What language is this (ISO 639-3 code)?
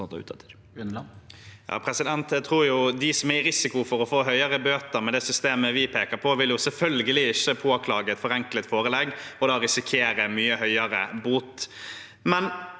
nor